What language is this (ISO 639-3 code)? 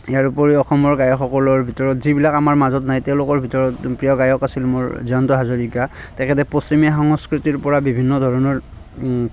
asm